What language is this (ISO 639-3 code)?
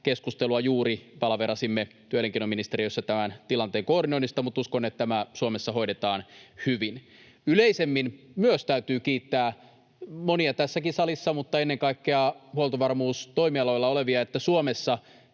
fin